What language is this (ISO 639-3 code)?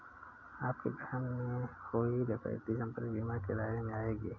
hin